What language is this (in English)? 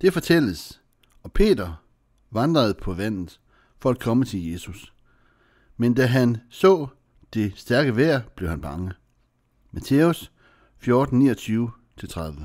Danish